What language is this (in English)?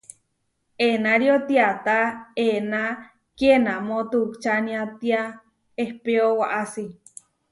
Huarijio